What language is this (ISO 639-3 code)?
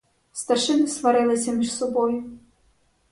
ukr